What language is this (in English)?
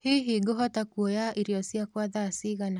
Kikuyu